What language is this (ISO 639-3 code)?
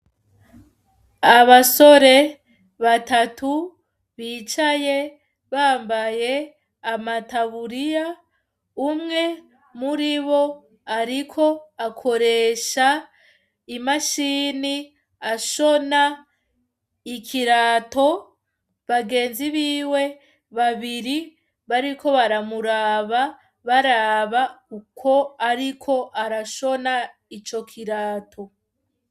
run